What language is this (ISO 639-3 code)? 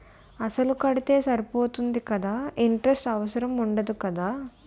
tel